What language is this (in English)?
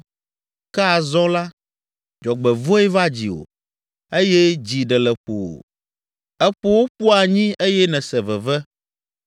Ewe